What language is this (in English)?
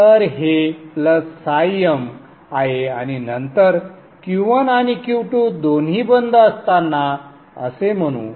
Marathi